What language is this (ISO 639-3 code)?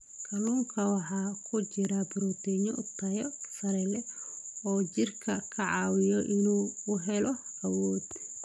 som